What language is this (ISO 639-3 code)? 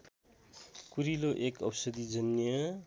nep